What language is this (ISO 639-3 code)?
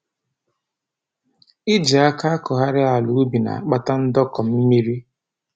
ibo